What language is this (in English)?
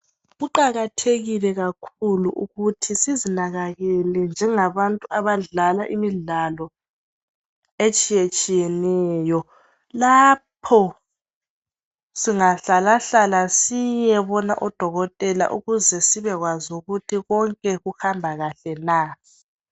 North Ndebele